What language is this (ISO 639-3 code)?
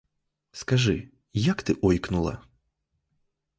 ukr